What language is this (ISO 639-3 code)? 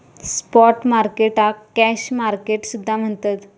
mar